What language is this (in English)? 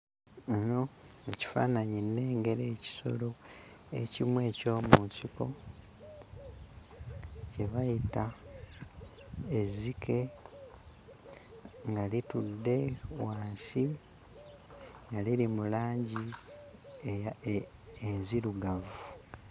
Ganda